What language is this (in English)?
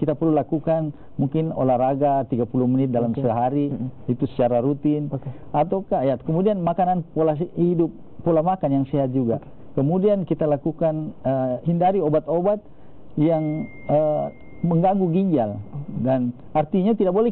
Indonesian